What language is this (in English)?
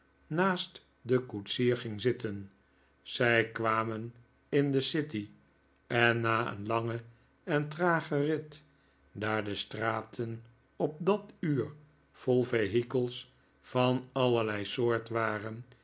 Dutch